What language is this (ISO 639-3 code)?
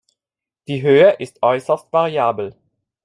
deu